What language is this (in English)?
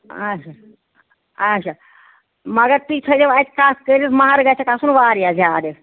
Kashmiri